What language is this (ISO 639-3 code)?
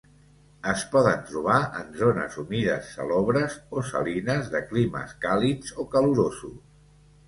cat